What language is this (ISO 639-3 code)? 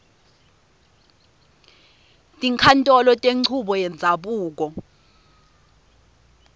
ssw